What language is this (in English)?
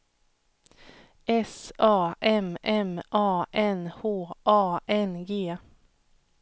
Swedish